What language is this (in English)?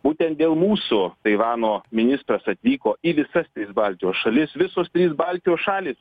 Lithuanian